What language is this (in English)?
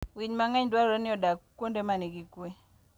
Luo (Kenya and Tanzania)